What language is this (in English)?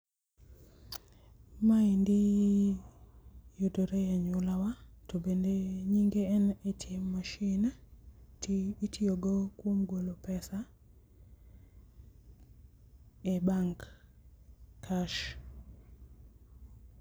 Luo (Kenya and Tanzania)